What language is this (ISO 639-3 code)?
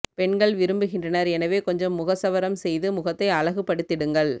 tam